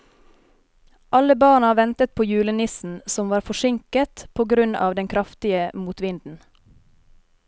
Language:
Norwegian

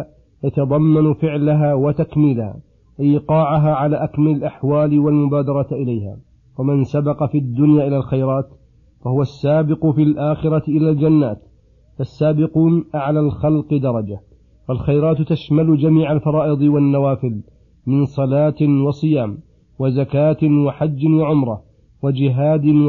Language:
Arabic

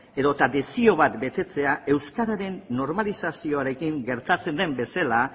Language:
Basque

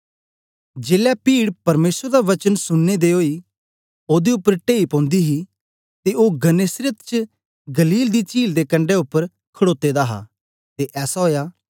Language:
Dogri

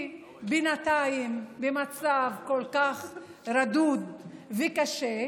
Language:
Hebrew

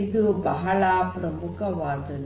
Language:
Kannada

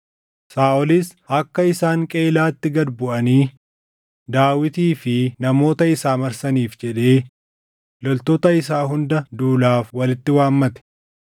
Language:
Oromo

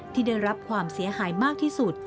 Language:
Thai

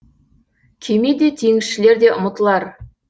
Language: Kazakh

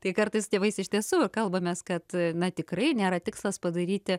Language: Lithuanian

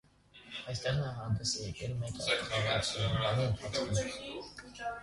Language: Armenian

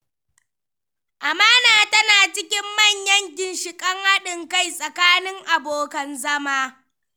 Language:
Hausa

